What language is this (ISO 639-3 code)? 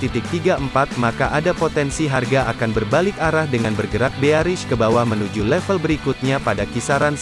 ind